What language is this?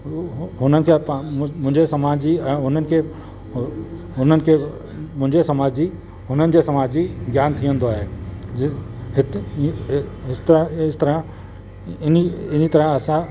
Sindhi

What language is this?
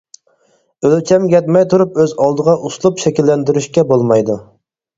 Uyghur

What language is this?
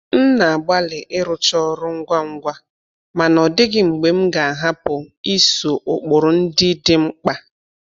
Igbo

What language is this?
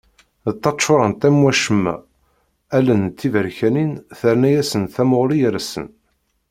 Kabyle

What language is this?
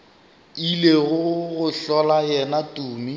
Northern Sotho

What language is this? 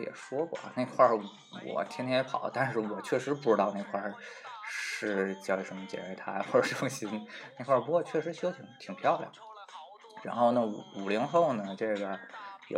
Chinese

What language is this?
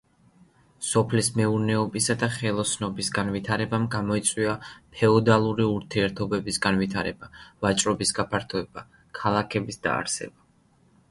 Georgian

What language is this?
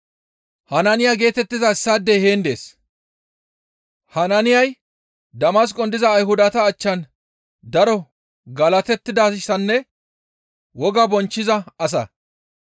Gamo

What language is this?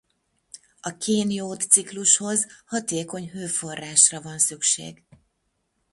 Hungarian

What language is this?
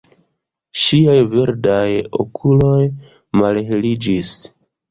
Esperanto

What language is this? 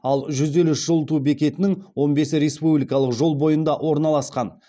Kazakh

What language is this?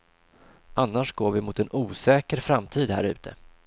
Swedish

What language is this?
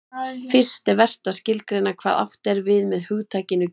Icelandic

